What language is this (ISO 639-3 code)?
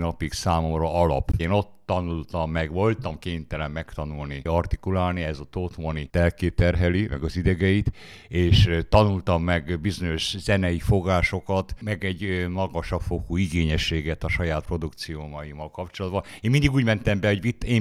hun